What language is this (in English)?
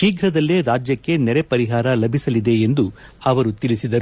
Kannada